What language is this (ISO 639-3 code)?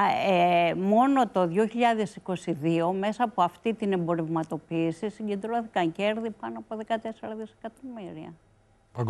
ell